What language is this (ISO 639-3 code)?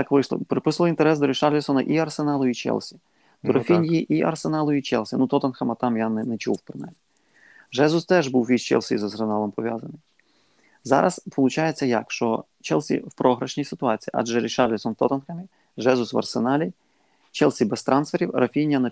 ukr